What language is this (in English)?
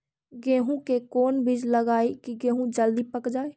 Magahi